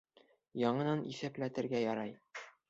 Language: Bashkir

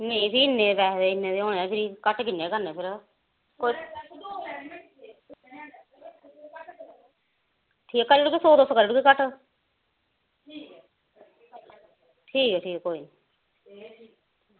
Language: Dogri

